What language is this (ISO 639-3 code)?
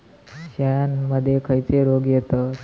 mar